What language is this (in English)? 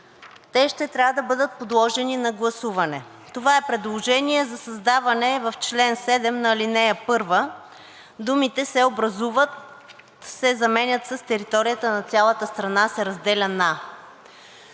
Bulgarian